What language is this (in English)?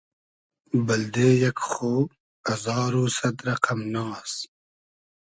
Hazaragi